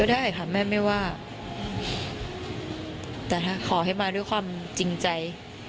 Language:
Thai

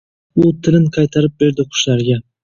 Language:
Uzbek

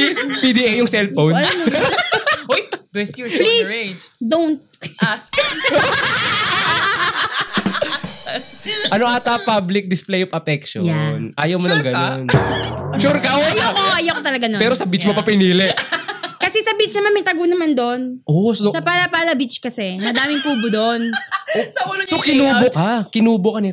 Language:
Filipino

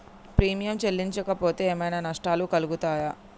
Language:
Telugu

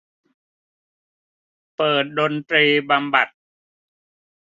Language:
Thai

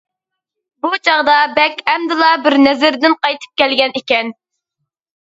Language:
Uyghur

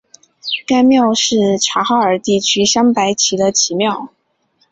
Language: Chinese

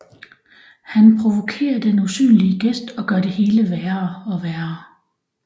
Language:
Danish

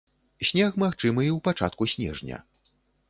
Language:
Belarusian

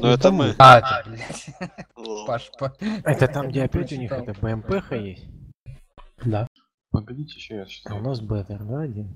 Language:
Russian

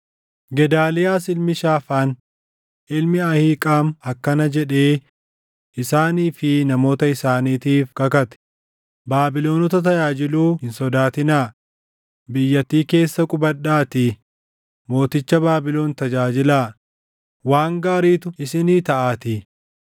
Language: Oromo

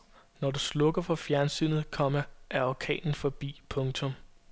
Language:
Danish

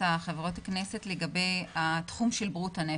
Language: Hebrew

